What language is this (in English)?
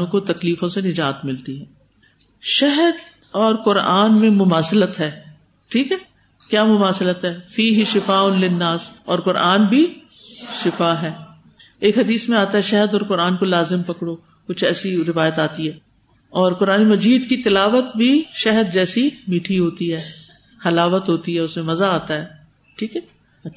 Urdu